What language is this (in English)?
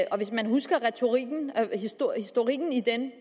Danish